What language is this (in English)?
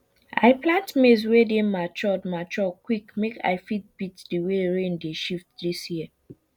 Nigerian Pidgin